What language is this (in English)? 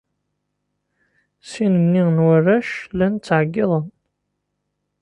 Kabyle